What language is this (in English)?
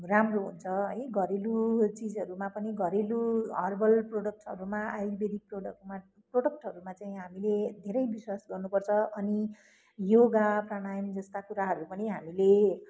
Nepali